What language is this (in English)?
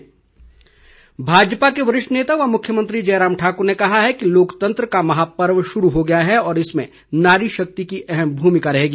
Hindi